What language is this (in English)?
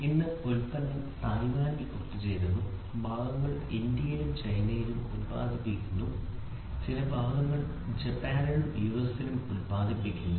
Malayalam